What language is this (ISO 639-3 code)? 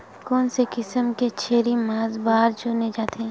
hne